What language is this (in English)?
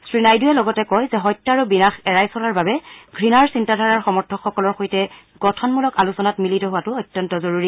Assamese